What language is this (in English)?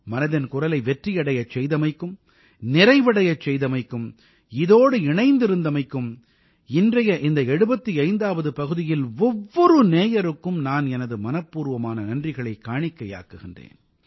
Tamil